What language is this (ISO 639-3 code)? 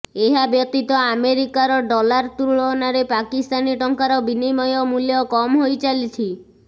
ori